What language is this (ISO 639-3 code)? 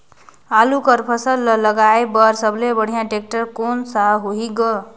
hne